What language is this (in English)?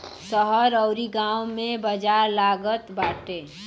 Bhojpuri